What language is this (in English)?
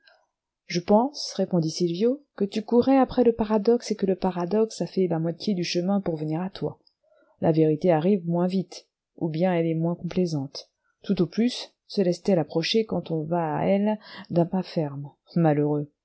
French